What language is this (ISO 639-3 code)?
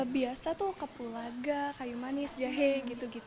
ind